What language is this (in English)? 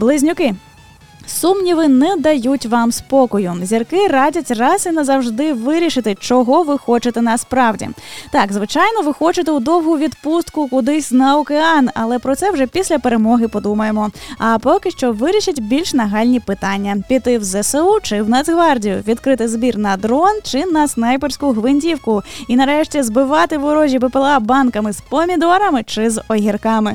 Ukrainian